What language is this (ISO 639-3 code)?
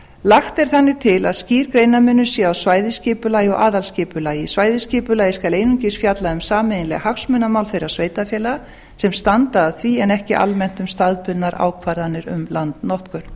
isl